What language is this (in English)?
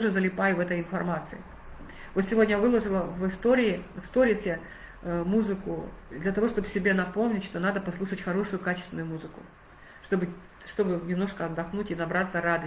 Russian